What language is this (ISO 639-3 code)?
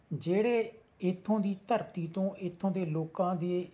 pan